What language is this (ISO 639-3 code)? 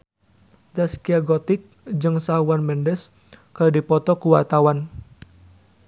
sun